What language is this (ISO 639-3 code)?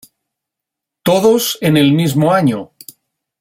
spa